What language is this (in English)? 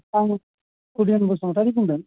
Bodo